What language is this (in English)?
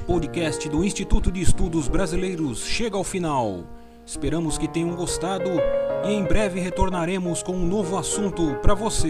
Portuguese